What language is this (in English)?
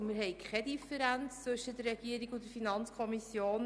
Swiss German